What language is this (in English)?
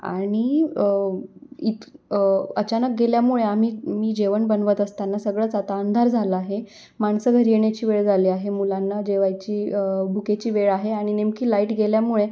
Marathi